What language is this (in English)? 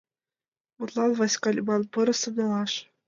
Mari